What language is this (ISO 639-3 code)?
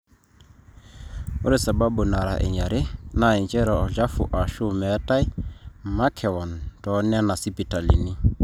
mas